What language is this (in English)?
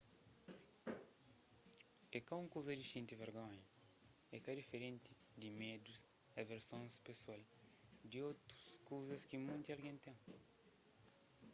Kabuverdianu